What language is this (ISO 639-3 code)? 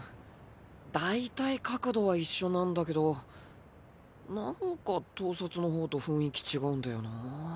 jpn